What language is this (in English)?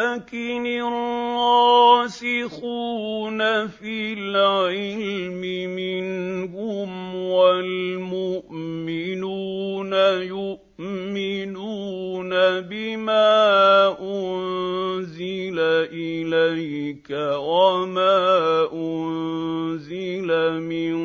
Arabic